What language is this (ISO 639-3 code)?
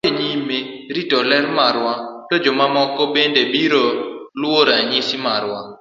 luo